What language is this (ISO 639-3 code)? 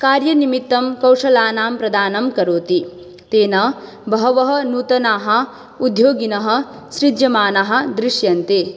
san